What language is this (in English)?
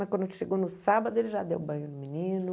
Portuguese